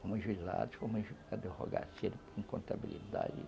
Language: Portuguese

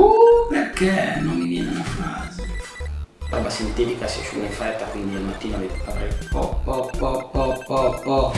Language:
Italian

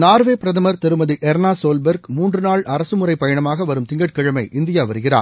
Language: Tamil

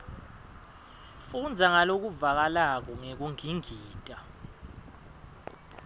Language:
Swati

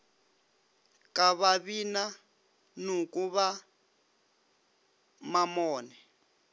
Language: Northern Sotho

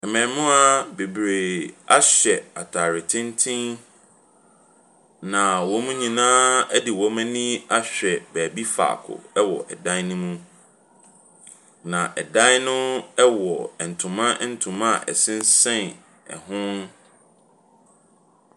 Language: Akan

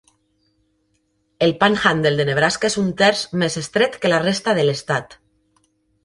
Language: Catalan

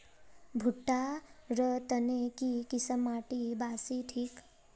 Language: Magahi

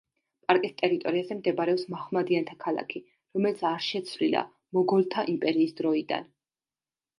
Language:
Georgian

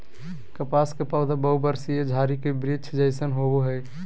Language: Magahi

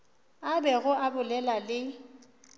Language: Northern Sotho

